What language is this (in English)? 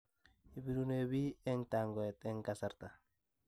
Kalenjin